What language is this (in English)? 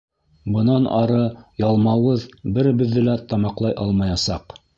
Bashkir